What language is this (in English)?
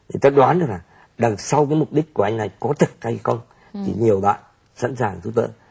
Vietnamese